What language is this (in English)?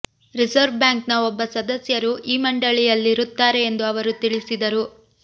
Kannada